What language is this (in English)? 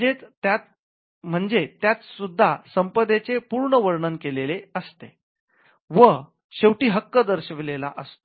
Marathi